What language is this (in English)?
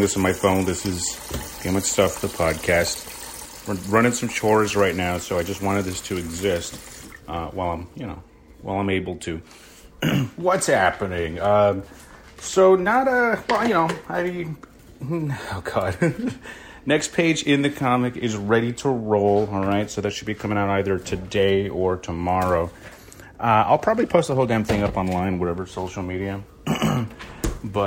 English